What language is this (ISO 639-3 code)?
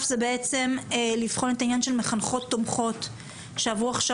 heb